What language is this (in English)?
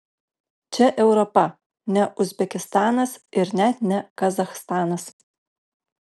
Lithuanian